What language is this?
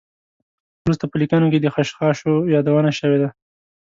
Pashto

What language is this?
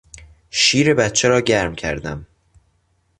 Persian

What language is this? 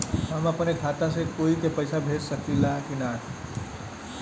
Bhojpuri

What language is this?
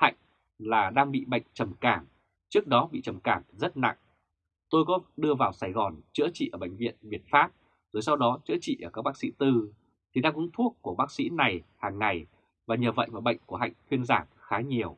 Vietnamese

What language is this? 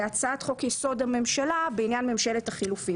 Hebrew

